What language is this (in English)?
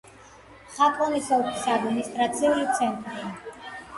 Georgian